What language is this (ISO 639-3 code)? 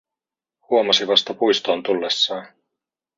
fin